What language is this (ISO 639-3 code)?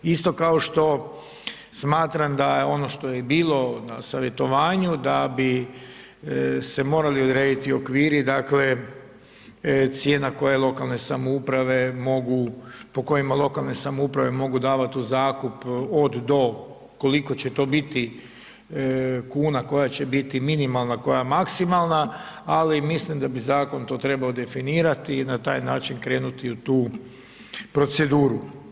hrv